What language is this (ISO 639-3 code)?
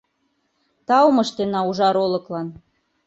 chm